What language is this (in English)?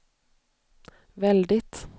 Swedish